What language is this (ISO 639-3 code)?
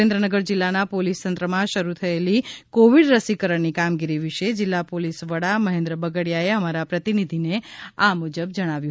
guj